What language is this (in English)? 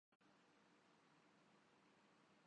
Urdu